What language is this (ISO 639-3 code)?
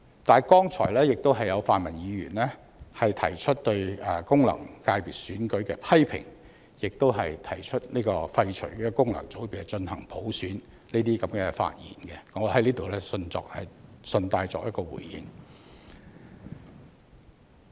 yue